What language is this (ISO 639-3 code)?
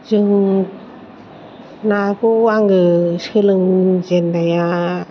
brx